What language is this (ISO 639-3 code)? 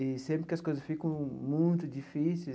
por